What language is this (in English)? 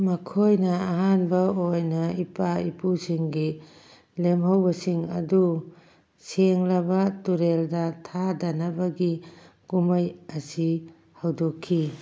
Manipuri